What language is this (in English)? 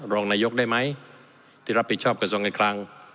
Thai